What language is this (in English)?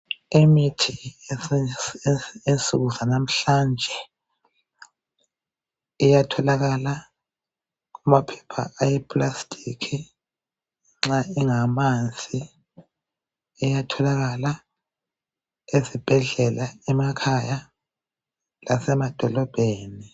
North Ndebele